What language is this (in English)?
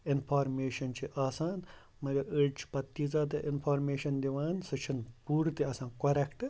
Kashmiri